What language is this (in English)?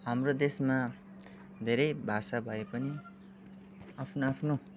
Nepali